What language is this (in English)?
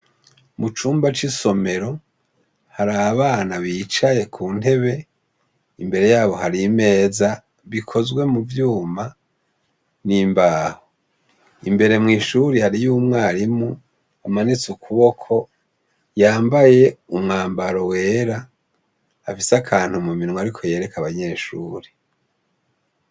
Rundi